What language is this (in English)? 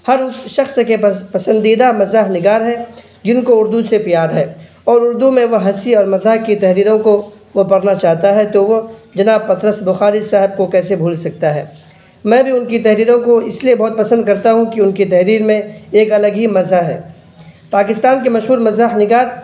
Urdu